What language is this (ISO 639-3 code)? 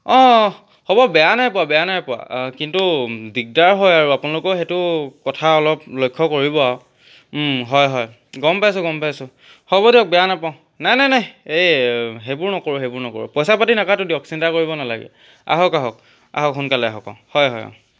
asm